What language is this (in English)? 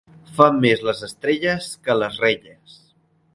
Catalan